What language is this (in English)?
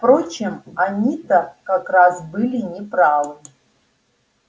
Russian